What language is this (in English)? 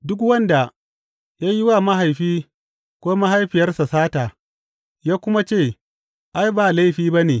Hausa